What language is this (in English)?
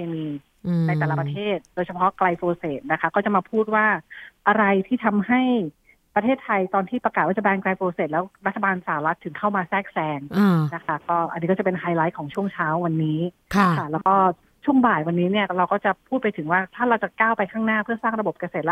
Thai